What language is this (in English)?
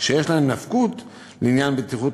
Hebrew